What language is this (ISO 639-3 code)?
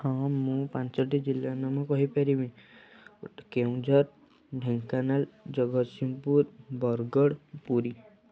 ori